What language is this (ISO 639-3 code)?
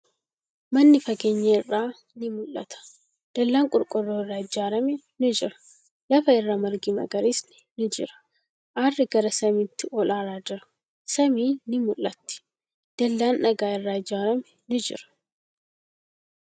orm